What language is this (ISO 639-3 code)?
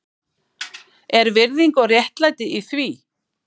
isl